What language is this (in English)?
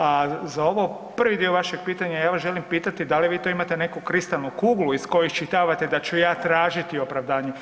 Croatian